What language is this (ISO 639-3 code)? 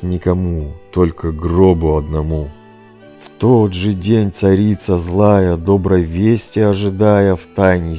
rus